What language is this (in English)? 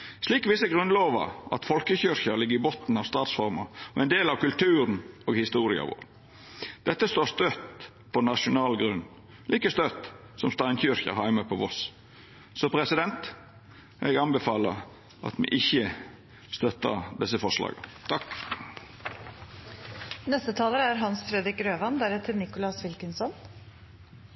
Norwegian Nynorsk